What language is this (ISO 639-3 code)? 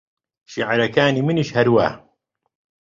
ckb